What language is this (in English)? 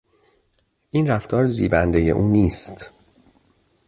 Persian